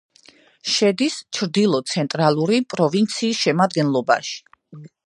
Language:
Georgian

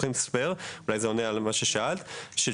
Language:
Hebrew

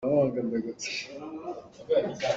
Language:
Hakha Chin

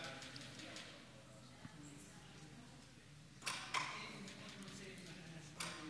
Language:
Hebrew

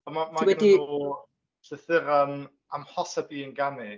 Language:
Welsh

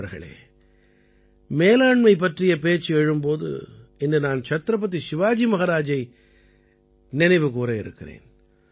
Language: Tamil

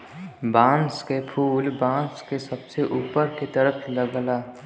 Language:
Bhojpuri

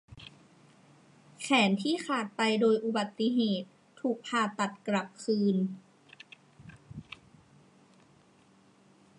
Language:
Thai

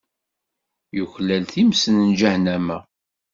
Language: Kabyle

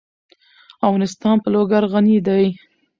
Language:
Pashto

